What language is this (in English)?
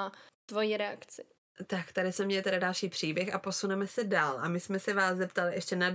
Czech